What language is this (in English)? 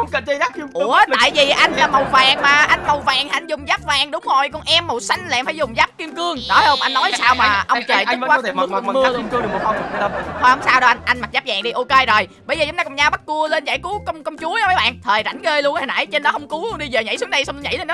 Vietnamese